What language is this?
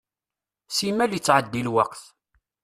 Kabyle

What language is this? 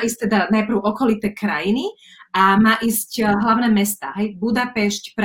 Slovak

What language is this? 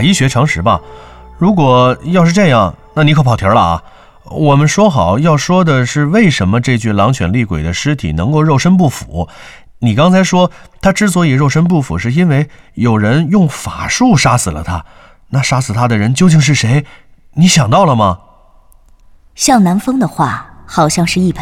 Chinese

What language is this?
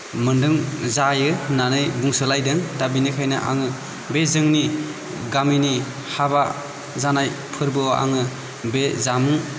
Bodo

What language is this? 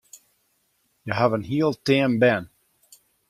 Western Frisian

